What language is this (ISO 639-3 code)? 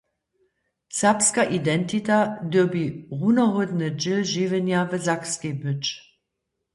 hsb